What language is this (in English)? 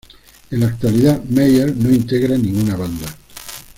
Spanish